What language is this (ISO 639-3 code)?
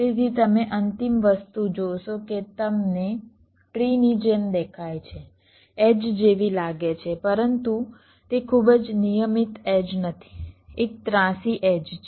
guj